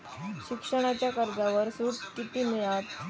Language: Marathi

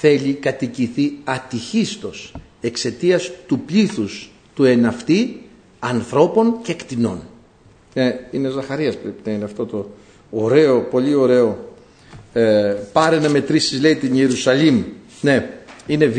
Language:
Greek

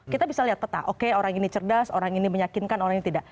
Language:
Indonesian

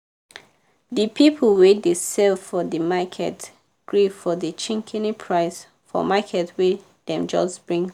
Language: Nigerian Pidgin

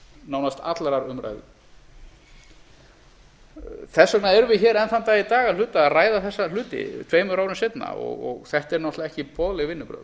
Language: Icelandic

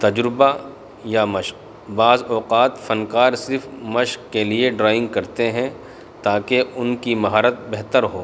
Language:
Urdu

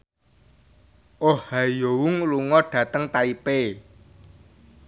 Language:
Javanese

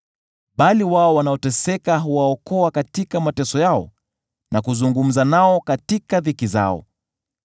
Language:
Swahili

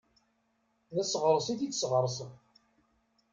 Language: Kabyle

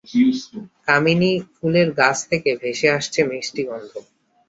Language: Bangla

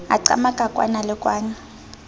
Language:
Southern Sotho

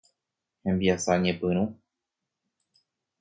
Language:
Guarani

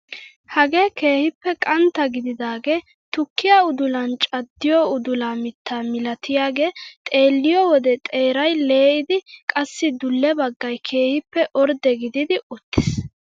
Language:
Wolaytta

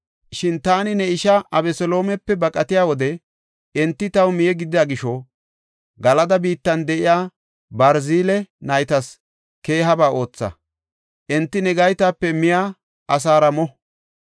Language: Gofa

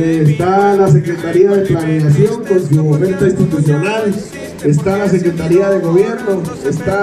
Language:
Spanish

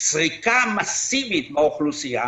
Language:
Hebrew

